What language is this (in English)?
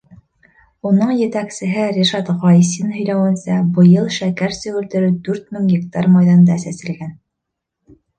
Bashkir